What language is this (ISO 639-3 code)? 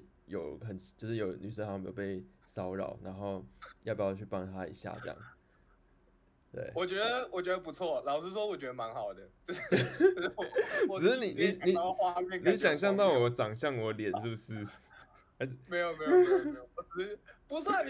zho